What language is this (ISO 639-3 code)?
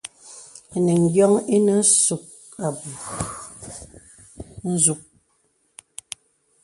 beb